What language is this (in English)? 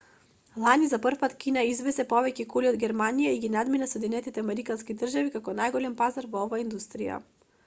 Macedonian